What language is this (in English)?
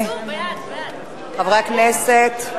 Hebrew